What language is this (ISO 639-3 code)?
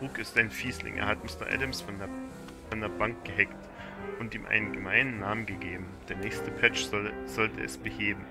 deu